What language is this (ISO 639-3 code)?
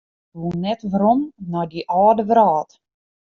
fry